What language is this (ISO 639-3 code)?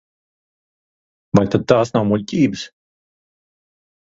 lav